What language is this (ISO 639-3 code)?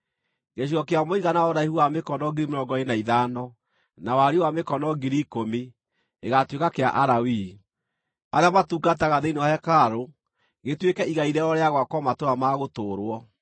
kik